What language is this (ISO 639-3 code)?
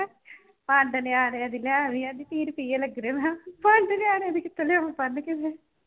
pan